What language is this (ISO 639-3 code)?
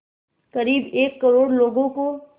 hin